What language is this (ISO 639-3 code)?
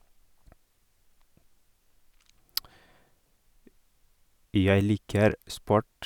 nor